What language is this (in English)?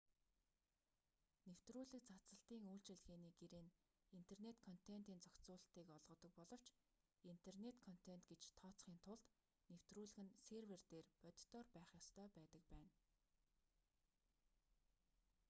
Mongolian